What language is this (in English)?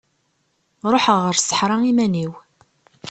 Kabyle